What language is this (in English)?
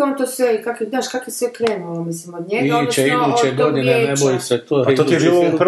Croatian